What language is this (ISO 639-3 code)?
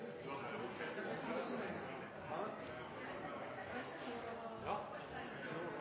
nno